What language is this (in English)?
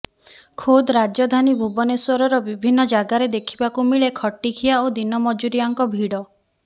Odia